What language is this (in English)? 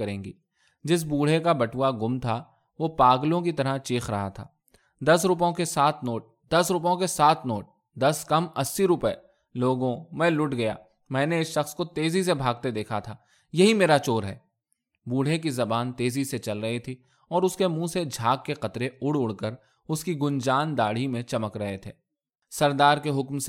Urdu